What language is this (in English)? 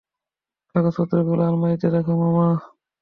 Bangla